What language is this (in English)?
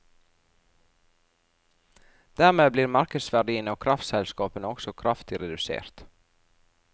Norwegian